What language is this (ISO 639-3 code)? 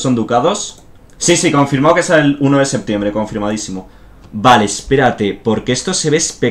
spa